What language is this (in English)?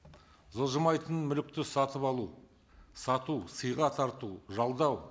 Kazakh